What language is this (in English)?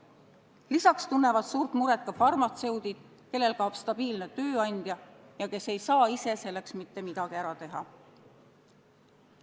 Estonian